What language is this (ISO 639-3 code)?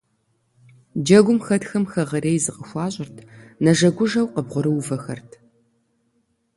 kbd